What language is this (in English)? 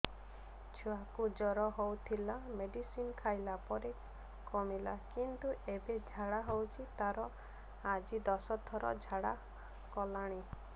Odia